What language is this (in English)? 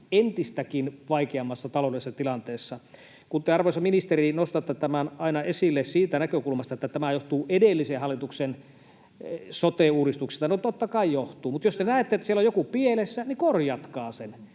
Finnish